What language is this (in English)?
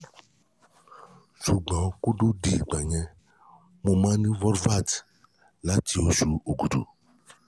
Yoruba